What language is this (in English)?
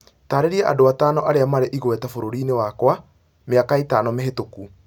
Kikuyu